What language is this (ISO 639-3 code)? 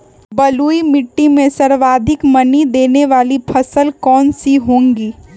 mag